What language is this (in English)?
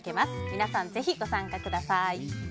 Japanese